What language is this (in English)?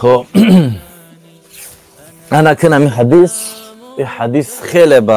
Persian